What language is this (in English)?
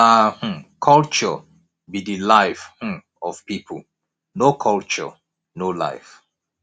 Nigerian Pidgin